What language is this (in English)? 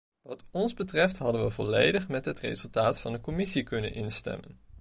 Dutch